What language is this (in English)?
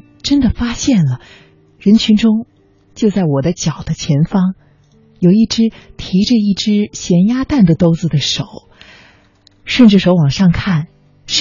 Chinese